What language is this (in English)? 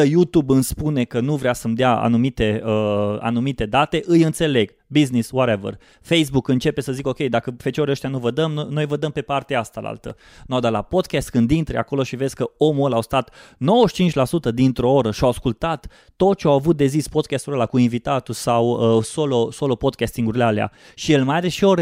Romanian